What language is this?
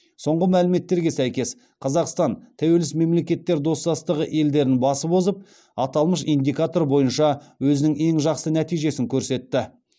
Kazakh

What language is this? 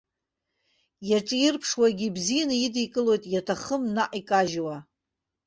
Abkhazian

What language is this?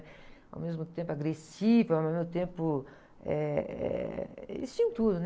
Portuguese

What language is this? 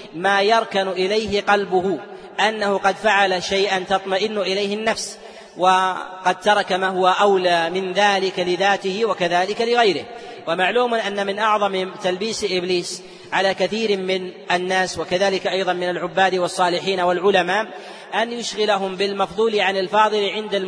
Arabic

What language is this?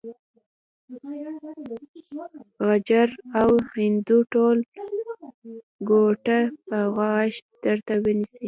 Pashto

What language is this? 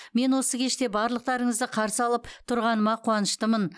Kazakh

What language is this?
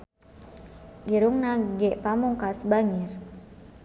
Sundanese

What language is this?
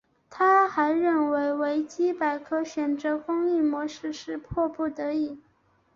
Chinese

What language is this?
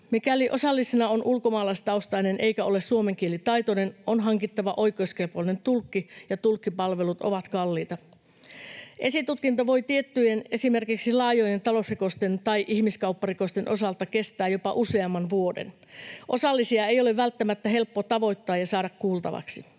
Finnish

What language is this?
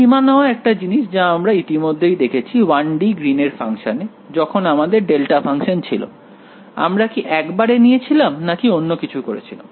Bangla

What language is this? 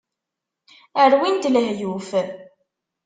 Kabyle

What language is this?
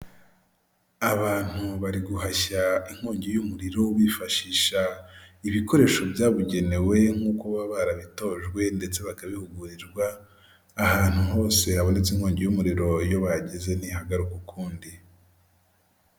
Kinyarwanda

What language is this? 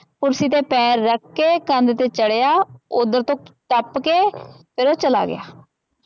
Punjabi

